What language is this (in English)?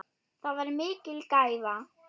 Icelandic